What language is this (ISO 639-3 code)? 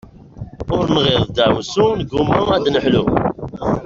kab